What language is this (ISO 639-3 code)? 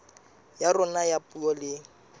sot